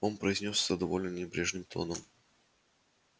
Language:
Russian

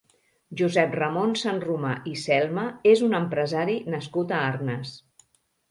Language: Catalan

